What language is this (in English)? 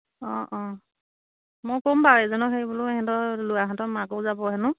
Assamese